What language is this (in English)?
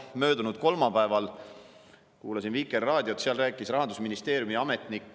Estonian